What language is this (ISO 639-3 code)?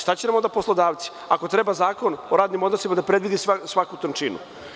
srp